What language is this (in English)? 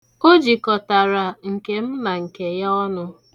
Igbo